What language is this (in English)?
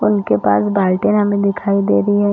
Hindi